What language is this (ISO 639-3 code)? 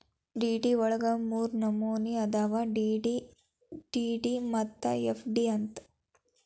kan